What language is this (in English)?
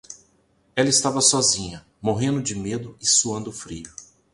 Portuguese